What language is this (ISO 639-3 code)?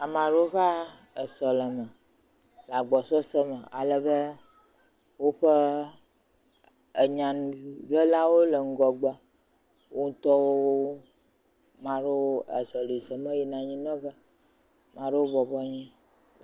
ewe